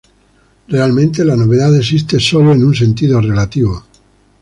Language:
Spanish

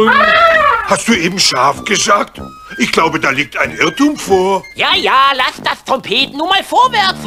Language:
German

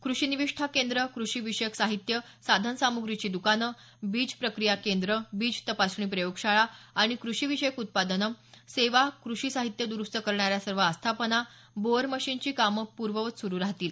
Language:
Marathi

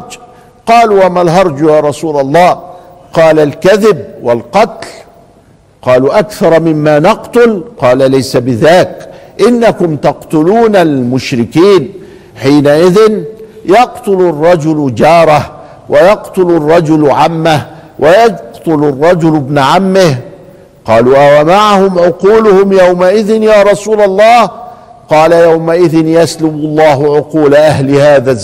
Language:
Arabic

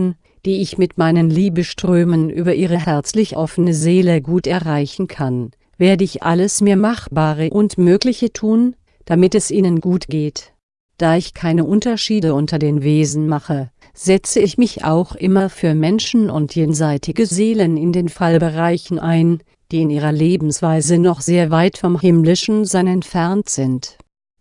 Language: German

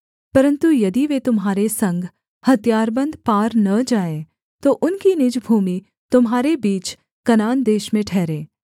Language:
Hindi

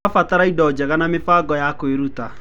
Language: Kikuyu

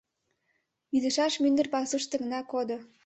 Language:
Mari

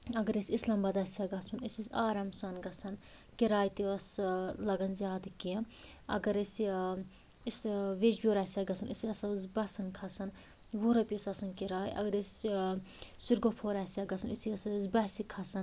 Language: Kashmiri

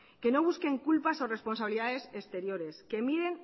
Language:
Spanish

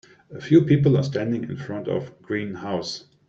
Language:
English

